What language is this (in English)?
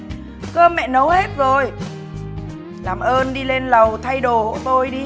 Vietnamese